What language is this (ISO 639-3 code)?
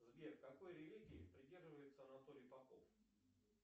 rus